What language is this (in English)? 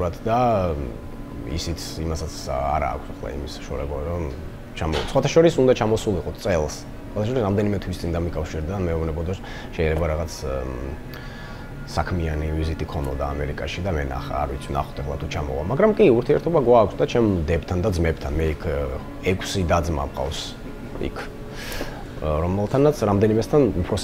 Romanian